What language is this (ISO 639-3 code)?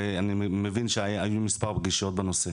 heb